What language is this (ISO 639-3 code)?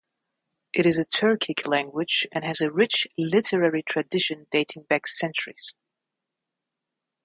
eng